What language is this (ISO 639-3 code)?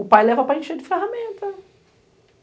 por